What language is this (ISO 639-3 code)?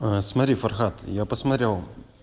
rus